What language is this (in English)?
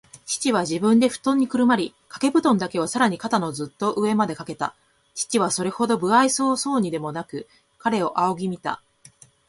Japanese